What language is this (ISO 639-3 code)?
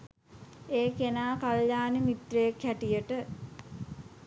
sin